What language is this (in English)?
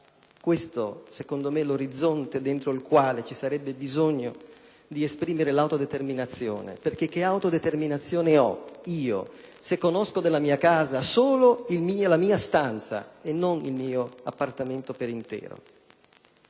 Italian